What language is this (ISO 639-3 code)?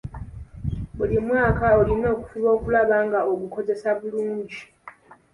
lug